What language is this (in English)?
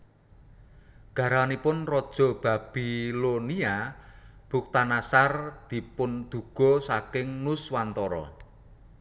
Javanese